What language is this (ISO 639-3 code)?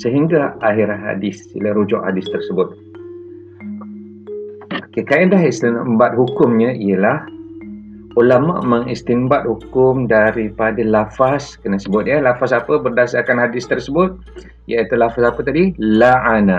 msa